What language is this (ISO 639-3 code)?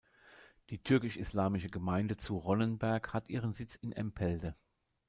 deu